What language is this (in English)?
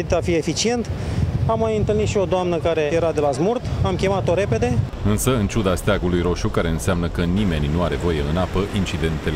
Romanian